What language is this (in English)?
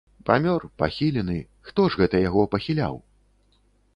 Belarusian